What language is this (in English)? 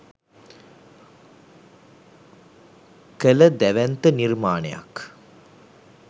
Sinhala